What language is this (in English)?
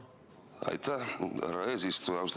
Estonian